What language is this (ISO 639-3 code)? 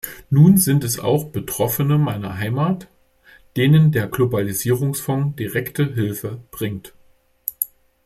deu